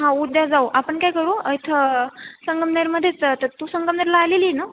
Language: Marathi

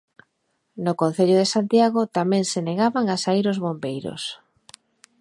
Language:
Galician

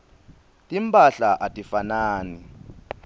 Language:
Swati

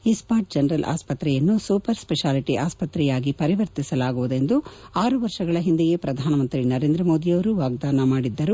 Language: Kannada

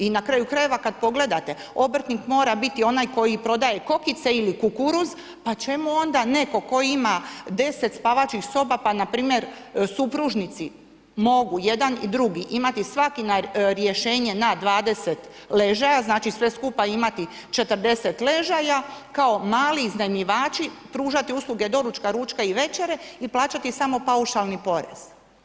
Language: Croatian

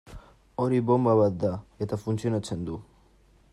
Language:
Basque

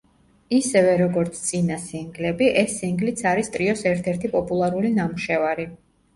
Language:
Georgian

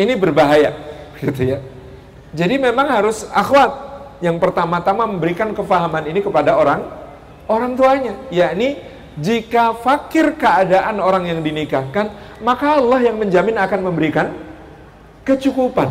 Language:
Indonesian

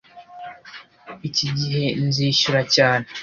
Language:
Kinyarwanda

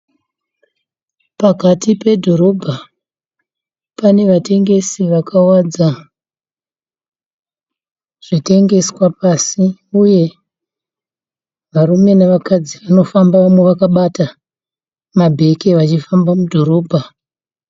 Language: Shona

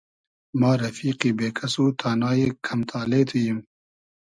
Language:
Hazaragi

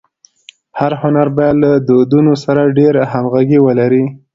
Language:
Pashto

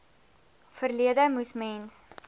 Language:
Afrikaans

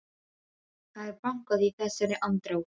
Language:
Icelandic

